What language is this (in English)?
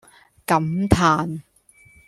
Cantonese